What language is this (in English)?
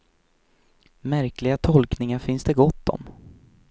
Swedish